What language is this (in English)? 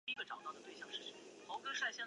Chinese